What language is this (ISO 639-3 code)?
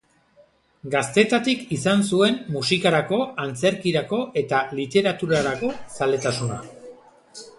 eus